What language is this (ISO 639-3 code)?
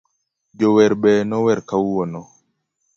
luo